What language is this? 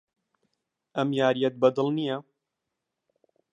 Central Kurdish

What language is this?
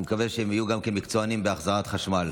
Hebrew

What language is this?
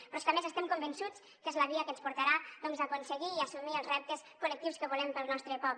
Catalan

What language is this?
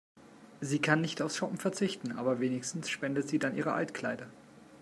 German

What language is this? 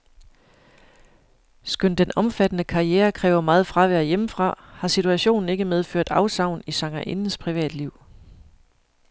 Danish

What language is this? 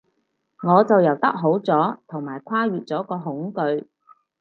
Cantonese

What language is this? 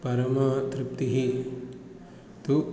Sanskrit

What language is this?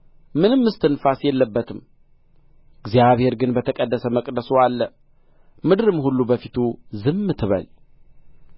Amharic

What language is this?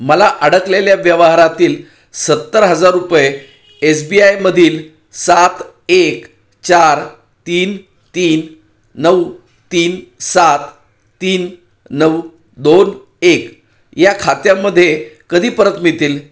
Marathi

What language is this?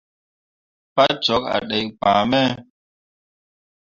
Mundang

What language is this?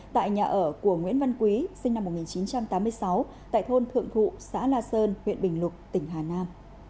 Vietnamese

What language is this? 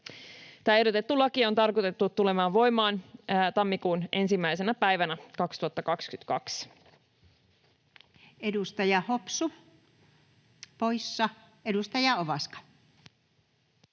Finnish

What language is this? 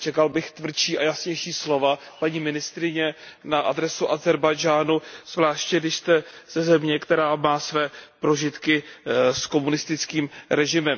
Czech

